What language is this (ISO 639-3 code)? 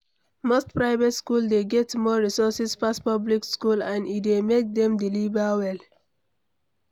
pcm